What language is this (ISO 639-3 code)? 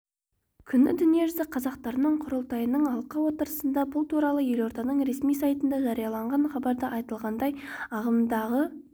kaz